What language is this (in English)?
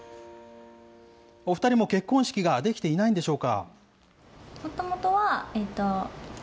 Japanese